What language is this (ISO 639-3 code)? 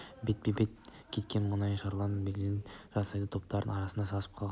kaz